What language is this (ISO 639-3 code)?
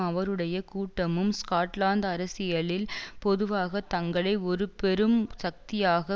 tam